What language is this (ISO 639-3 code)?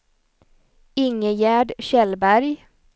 swe